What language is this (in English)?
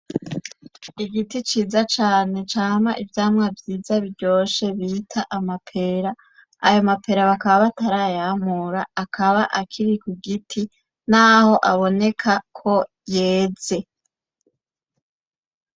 Rundi